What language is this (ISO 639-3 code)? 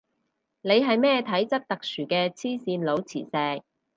yue